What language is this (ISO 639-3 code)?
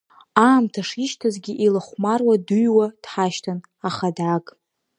abk